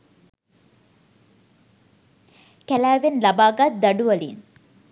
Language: Sinhala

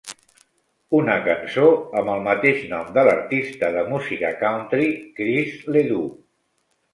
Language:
Catalan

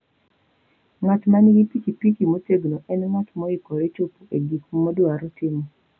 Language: Luo (Kenya and Tanzania)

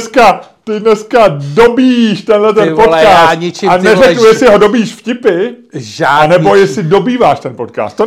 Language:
Czech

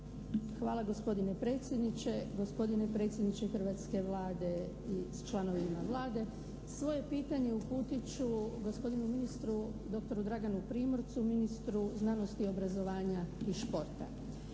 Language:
Croatian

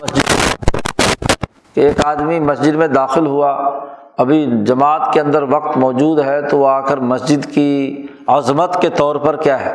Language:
Urdu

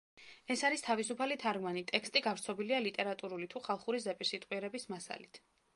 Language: Georgian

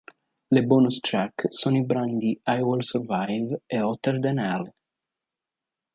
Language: Italian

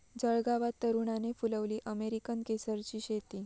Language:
Marathi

